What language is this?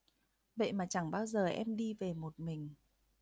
Vietnamese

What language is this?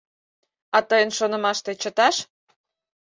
Mari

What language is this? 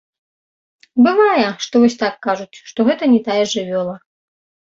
Belarusian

